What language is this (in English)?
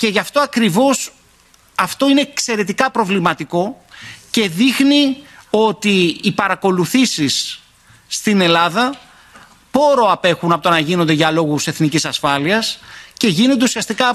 Greek